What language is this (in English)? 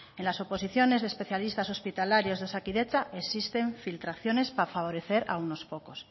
Spanish